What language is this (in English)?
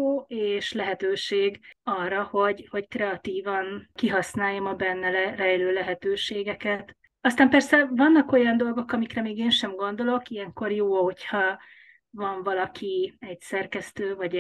Hungarian